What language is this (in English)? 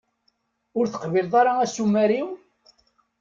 Kabyle